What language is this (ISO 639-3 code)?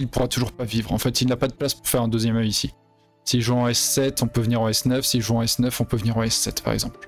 fra